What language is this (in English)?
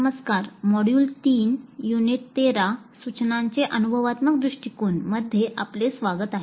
Marathi